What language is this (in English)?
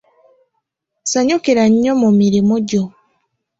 Ganda